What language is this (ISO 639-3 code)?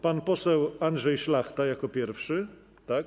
pol